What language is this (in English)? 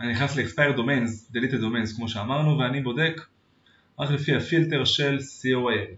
Hebrew